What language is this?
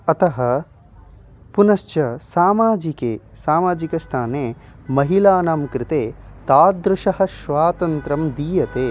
Sanskrit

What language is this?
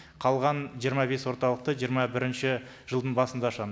Kazakh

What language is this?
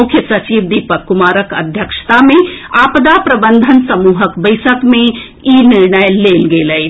Maithili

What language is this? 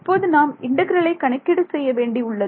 Tamil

